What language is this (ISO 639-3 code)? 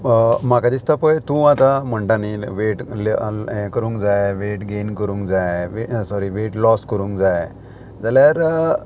kok